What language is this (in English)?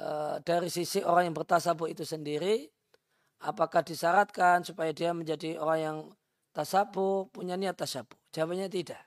Indonesian